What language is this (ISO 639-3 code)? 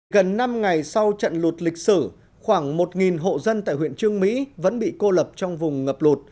vie